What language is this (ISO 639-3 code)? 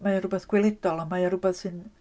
cym